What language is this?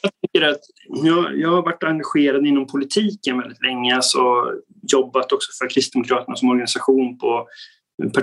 Swedish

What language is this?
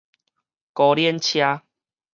Min Nan Chinese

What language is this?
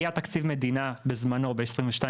Hebrew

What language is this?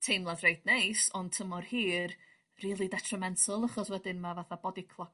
Welsh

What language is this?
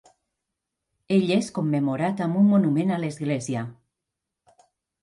Catalan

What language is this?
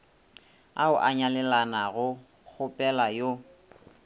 Northern Sotho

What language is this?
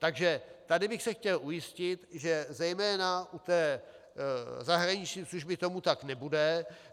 Czech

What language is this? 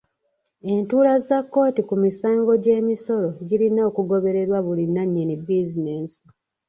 Ganda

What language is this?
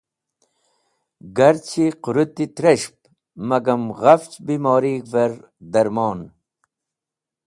Wakhi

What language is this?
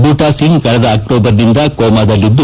Kannada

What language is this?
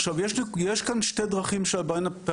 Hebrew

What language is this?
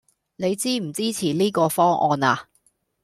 Cantonese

